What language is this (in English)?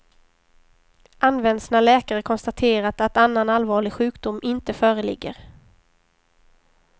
Swedish